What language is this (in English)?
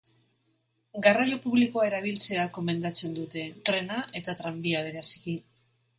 Basque